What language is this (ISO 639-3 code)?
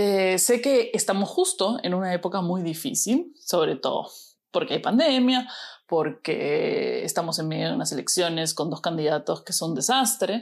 spa